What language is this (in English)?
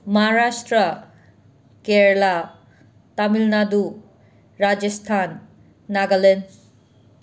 Manipuri